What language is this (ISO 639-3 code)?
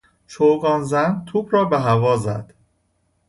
fas